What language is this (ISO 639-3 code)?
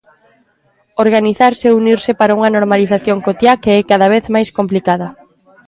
glg